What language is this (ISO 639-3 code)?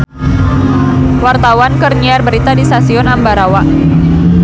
sun